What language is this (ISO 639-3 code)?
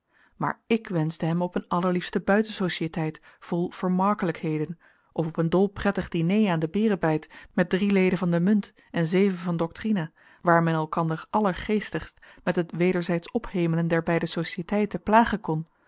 nld